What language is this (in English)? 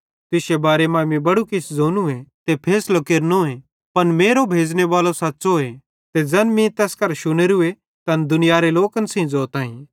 Bhadrawahi